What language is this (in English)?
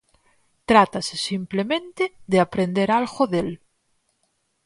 Galician